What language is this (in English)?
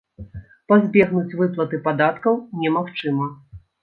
Belarusian